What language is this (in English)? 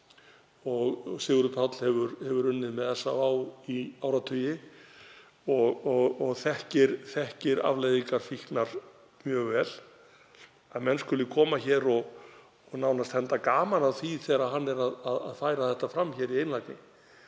Icelandic